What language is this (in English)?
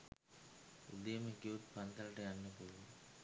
Sinhala